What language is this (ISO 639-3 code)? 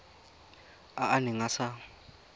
tsn